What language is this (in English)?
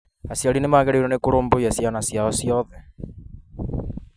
Kikuyu